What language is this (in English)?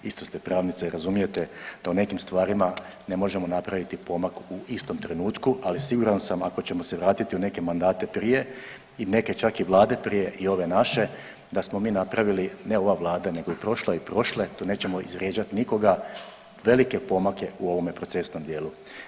Croatian